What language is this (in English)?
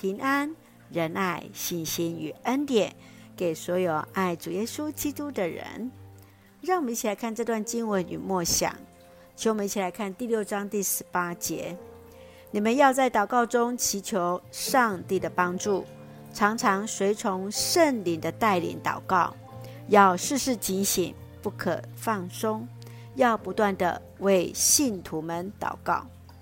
Chinese